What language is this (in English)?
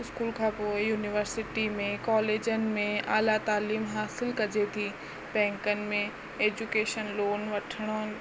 Sindhi